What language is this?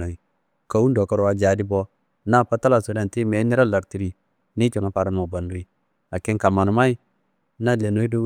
Kanembu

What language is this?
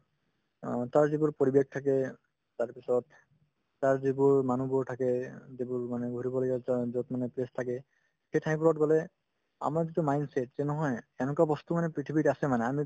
Assamese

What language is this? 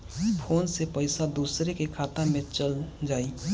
Bhojpuri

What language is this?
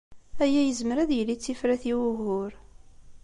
Kabyle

